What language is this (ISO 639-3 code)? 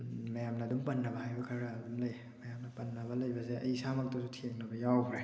mni